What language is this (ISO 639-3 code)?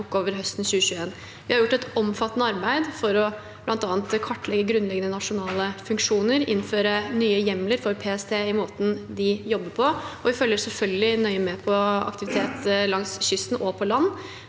nor